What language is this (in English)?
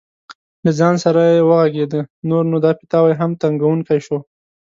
Pashto